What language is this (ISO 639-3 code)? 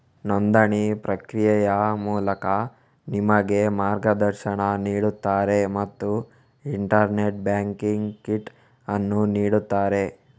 kan